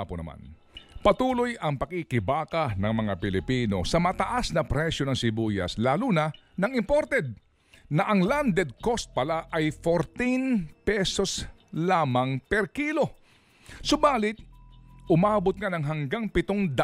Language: Filipino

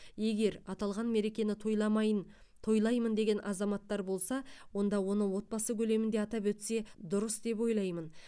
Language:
Kazakh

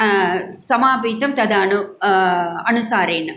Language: Sanskrit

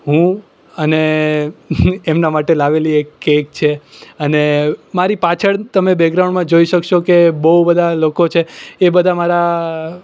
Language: Gujarati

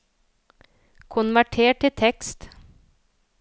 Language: Norwegian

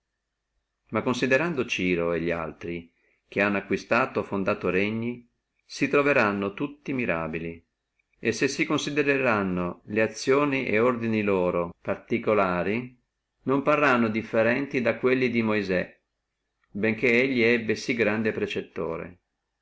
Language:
Italian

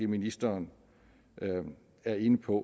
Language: Danish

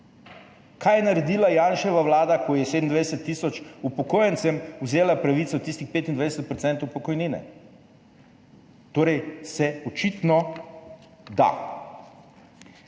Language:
Slovenian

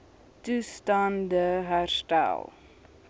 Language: Afrikaans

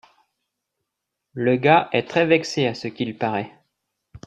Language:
French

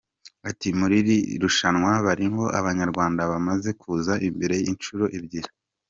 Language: Kinyarwanda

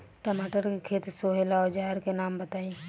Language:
Bhojpuri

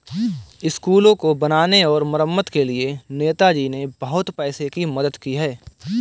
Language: Hindi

